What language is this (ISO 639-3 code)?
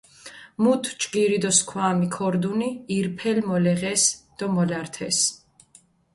xmf